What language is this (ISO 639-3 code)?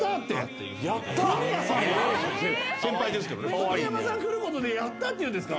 jpn